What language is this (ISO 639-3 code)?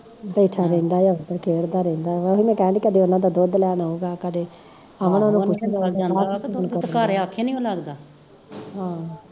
pan